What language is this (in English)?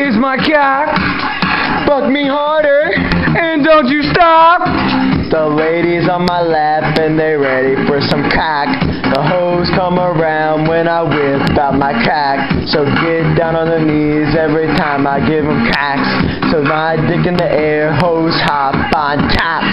English